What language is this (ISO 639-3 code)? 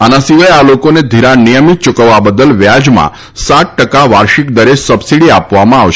guj